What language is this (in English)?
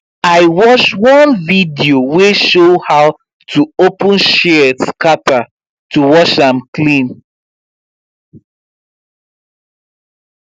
Nigerian Pidgin